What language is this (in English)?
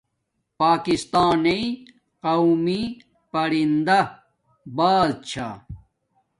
Domaaki